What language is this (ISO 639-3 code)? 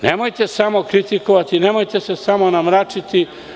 srp